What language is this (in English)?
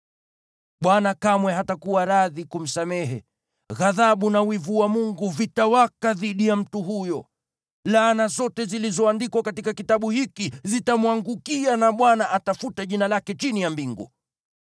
Swahili